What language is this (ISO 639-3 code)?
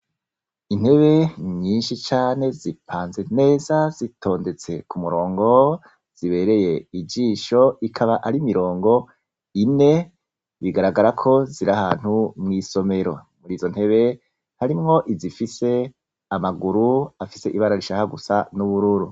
run